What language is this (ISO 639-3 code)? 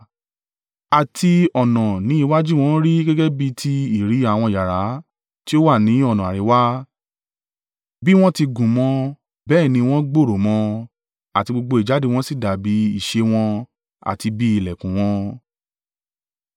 yor